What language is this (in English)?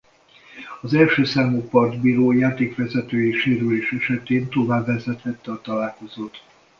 Hungarian